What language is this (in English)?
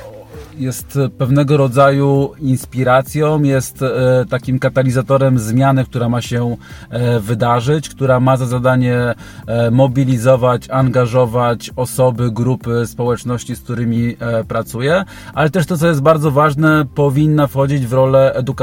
Polish